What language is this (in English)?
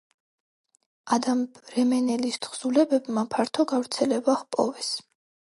Georgian